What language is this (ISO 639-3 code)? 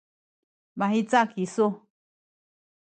szy